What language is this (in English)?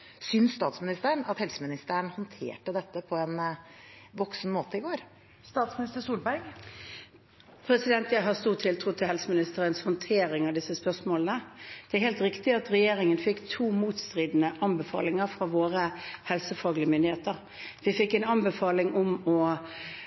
Norwegian Bokmål